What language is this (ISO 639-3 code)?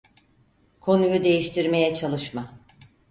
tur